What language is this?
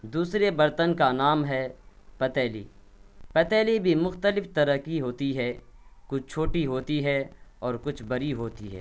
Urdu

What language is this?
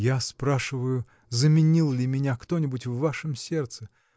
Russian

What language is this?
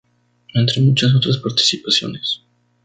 Spanish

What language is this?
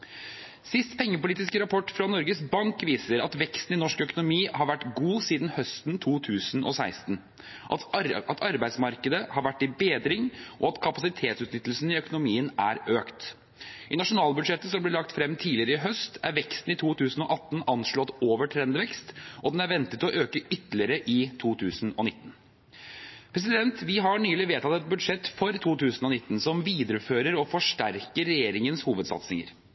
Norwegian Bokmål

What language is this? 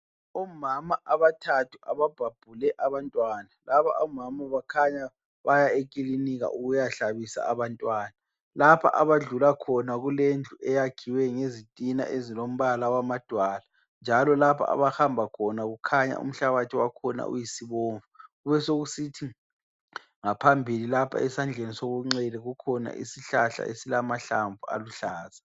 North Ndebele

